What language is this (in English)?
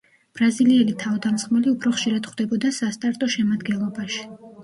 Georgian